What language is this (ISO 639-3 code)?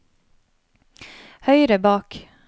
nor